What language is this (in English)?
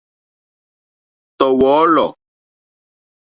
Mokpwe